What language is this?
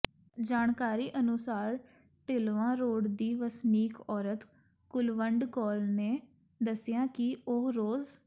Punjabi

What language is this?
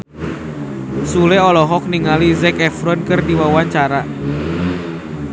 Sundanese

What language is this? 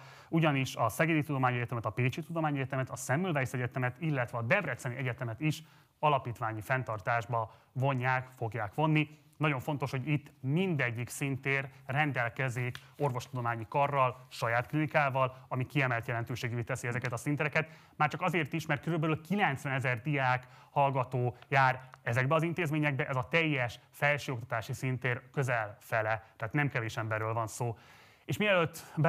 Hungarian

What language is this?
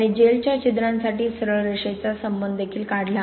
Marathi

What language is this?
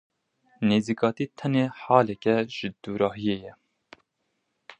Kurdish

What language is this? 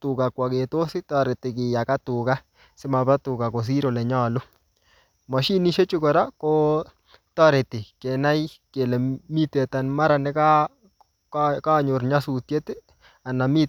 Kalenjin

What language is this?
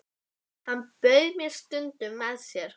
Icelandic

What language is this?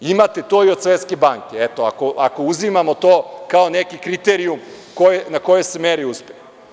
Serbian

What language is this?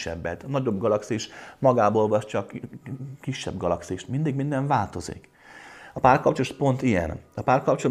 Hungarian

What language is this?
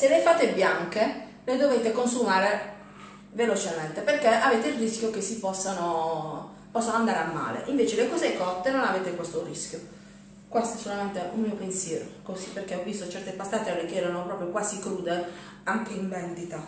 Italian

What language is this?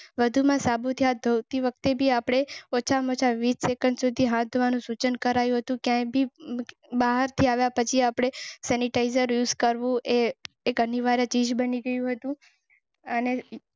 Gujarati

